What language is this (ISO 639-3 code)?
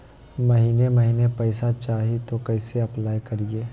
mag